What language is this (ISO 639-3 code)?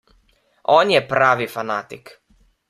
slv